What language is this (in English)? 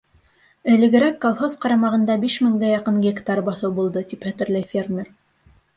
Bashkir